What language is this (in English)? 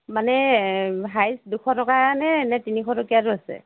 Assamese